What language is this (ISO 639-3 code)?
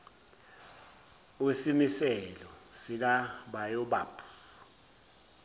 zul